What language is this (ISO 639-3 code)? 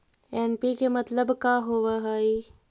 mag